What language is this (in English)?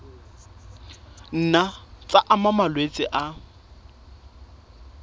Southern Sotho